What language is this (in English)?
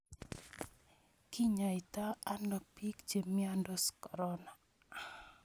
Kalenjin